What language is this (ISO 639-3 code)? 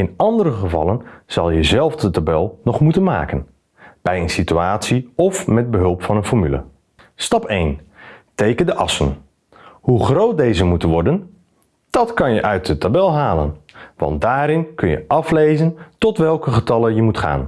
nld